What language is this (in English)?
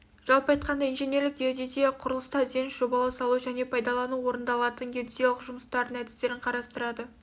Kazakh